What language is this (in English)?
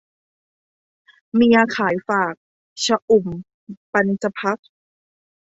Thai